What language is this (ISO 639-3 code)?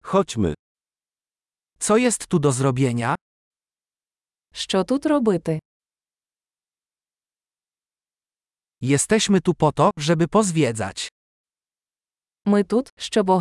pol